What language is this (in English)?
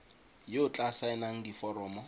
Tswana